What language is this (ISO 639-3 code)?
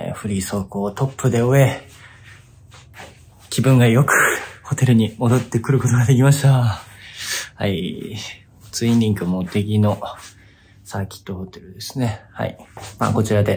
jpn